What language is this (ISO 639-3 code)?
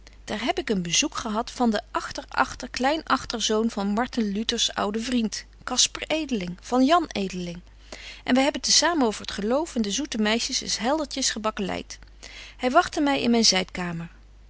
nld